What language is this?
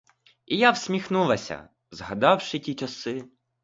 Ukrainian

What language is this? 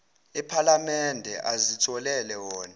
Zulu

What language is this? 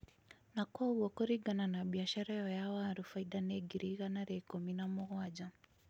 Kikuyu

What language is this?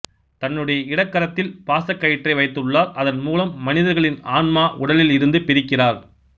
Tamil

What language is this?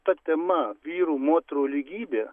Lithuanian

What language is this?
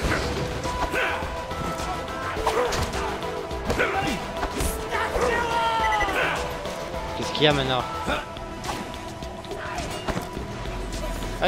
French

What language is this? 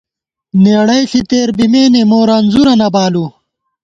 Gawar-Bati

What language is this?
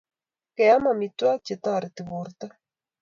Kalenjin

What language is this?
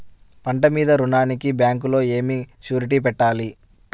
Telugu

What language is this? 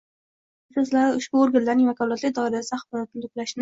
Uzbek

